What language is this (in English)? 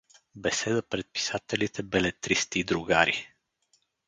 Bulgarian